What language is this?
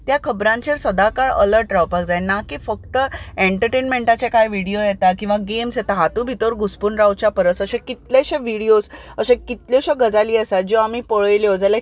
Konkani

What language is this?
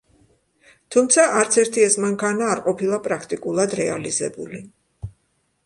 Georgian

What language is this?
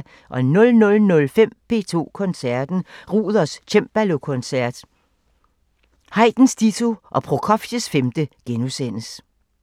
Danish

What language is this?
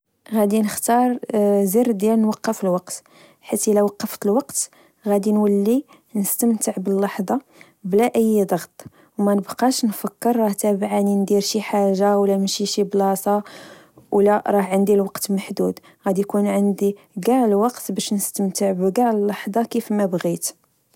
Moroccan Arabic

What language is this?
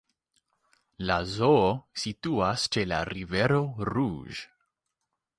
Esperanto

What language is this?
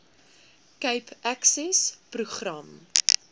Afrikaans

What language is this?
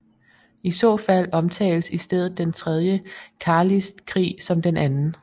Danish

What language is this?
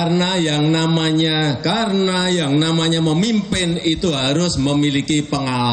Indonesian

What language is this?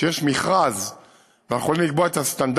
Hebrew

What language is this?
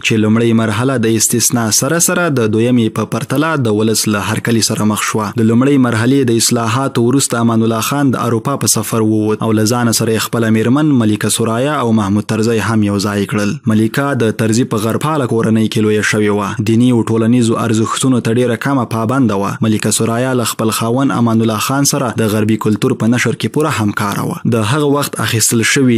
Persian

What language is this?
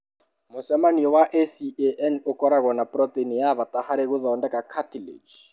Kikuyu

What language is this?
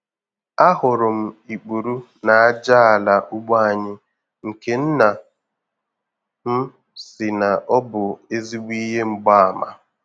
Igbo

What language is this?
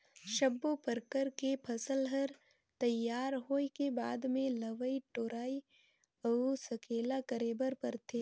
Chhattisgarhi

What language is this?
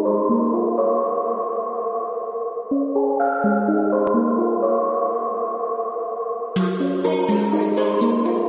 English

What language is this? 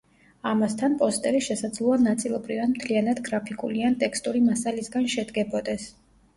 Georgian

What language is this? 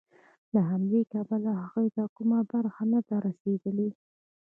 Pashto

